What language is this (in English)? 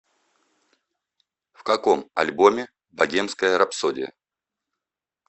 Russian